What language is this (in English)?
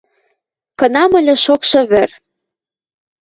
Western Mari